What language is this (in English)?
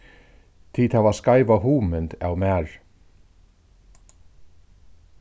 Faroese